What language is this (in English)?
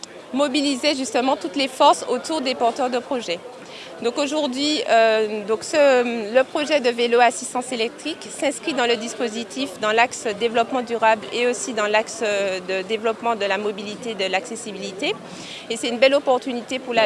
French